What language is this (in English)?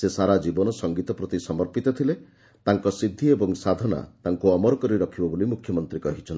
Odia